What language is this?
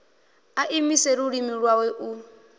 Venda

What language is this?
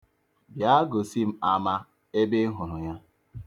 Igbo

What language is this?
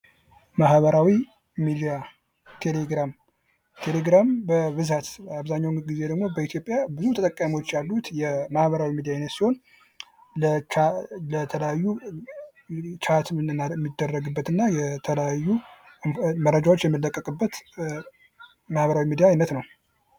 Amharic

